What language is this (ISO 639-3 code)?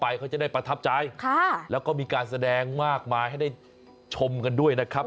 tha